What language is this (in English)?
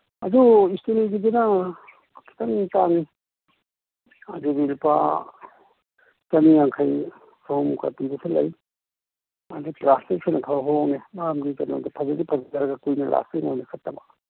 Manipuri